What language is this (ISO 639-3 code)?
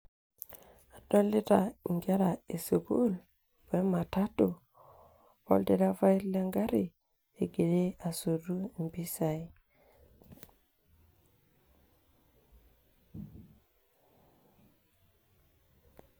mas